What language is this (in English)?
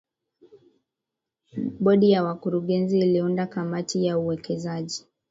Swahili